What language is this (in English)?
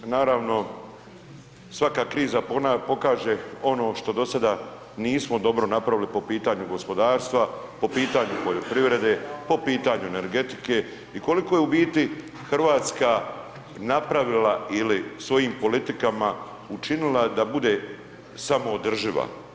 Croatian